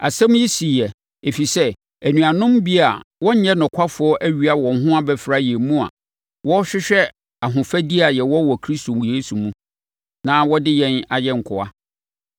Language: Akan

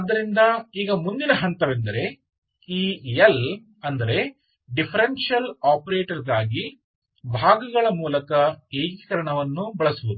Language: Kannada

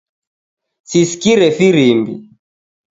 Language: Taita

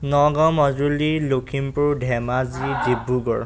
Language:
Assamese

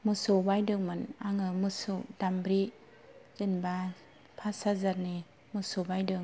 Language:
Bodo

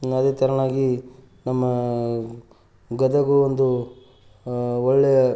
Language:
Kannada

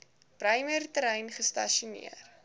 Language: Afrikaans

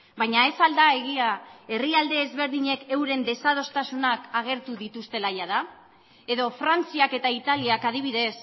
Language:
Basque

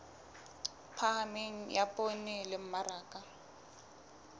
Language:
Southern Sotho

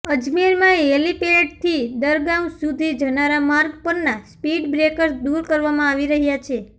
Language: Gujarati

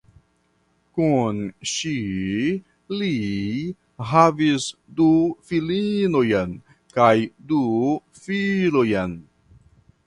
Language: Esperanto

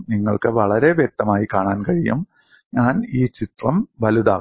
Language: Malayalam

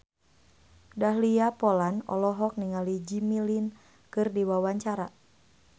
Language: Sundanese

